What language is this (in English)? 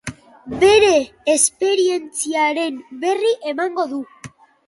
Basque